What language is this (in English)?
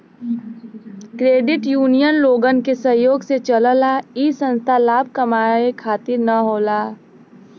Bhojpuri